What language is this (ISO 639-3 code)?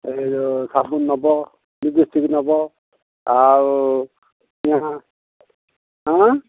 ori